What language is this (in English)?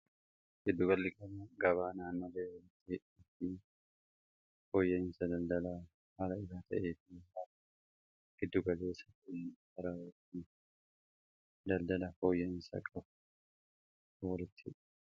Oromo